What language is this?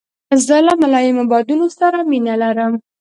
Pashto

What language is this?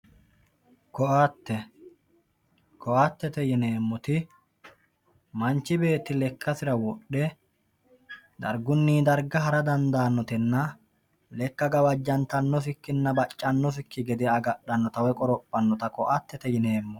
Sidamo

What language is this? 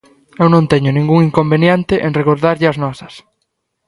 Galician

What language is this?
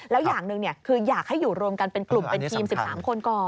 Thai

